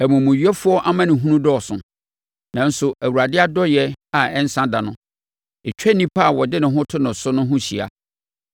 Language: Akan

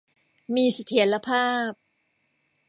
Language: Thai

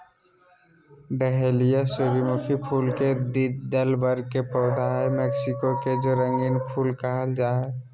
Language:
Magahi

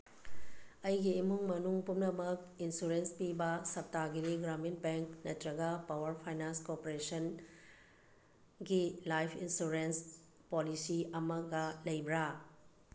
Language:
Manipuri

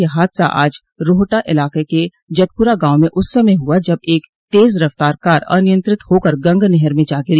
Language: Hindi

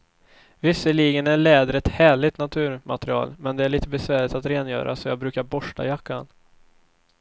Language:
Swedish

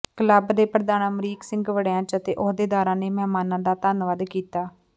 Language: Punjabi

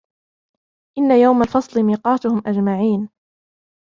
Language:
Arabic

